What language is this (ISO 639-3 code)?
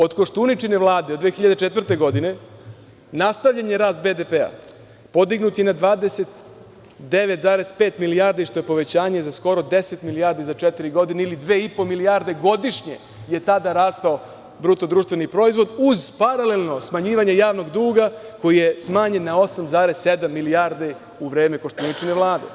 srp